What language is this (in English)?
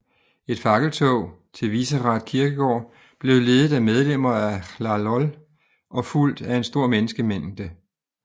Danish